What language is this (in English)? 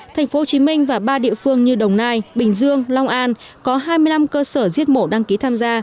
Vietnamese